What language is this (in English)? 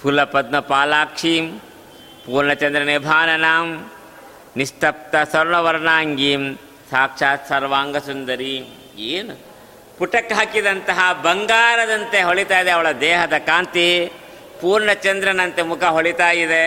Kannada